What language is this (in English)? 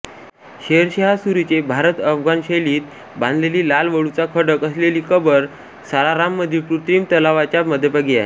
Marathi